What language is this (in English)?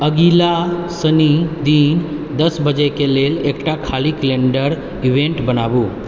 Maithili